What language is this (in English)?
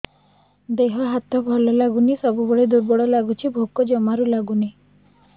Odia